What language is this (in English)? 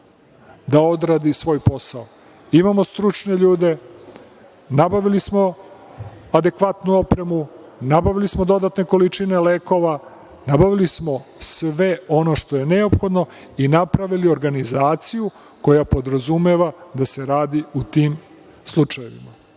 Serbian